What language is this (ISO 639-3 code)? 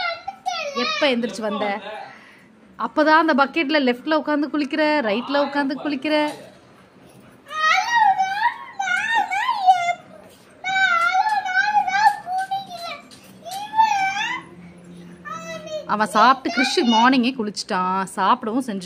ron